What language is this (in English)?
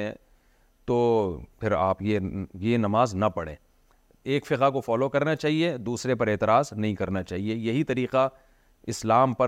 Urdu